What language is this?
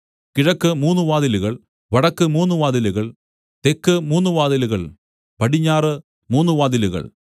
Malayalam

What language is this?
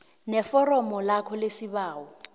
South Ndebele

